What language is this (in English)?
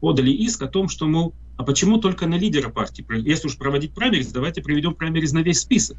Russian